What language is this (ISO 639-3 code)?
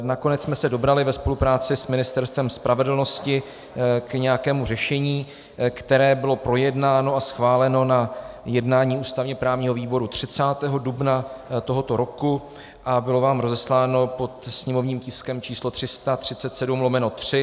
ces